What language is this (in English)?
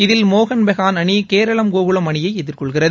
Tamil